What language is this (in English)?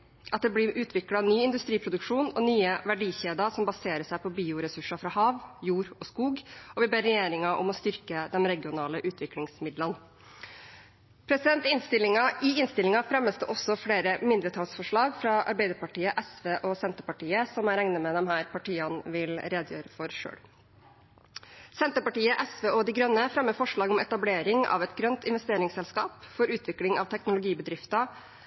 Norwegian Bokmål